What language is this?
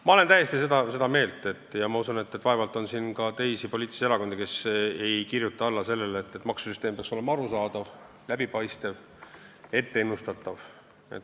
Estonian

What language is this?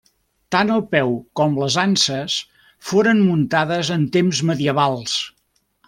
Catalan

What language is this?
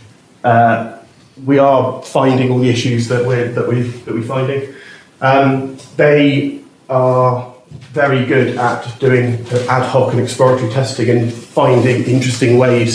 English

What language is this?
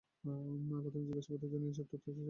Bangla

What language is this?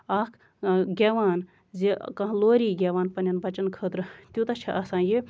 Kashmiri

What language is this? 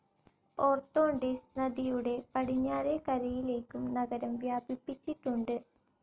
Malayalam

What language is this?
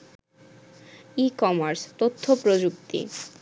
Bangla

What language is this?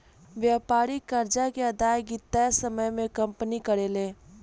Bhojpuri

